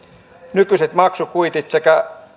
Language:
Finnish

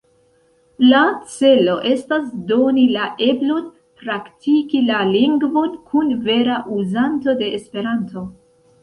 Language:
Esperanto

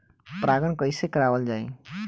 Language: Bhojpuri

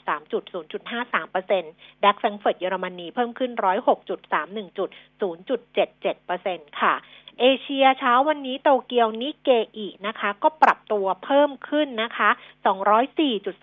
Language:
Thai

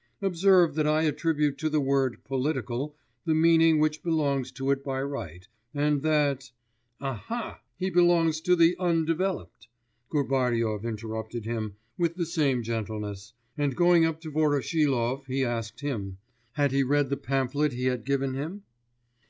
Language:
English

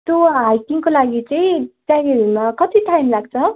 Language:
Nepali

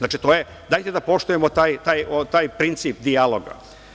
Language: Serbian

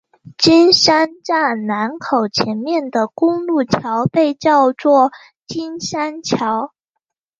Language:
Chinese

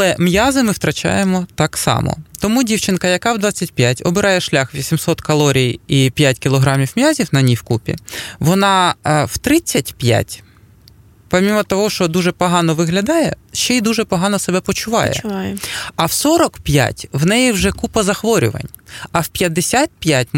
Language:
Ukrainian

